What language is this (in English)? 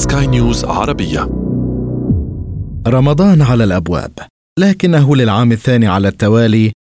Arabic